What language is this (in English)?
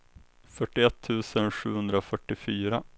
Swedish